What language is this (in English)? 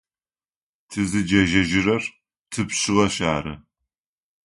Adyghe